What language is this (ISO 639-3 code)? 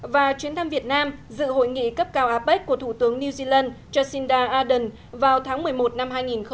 vie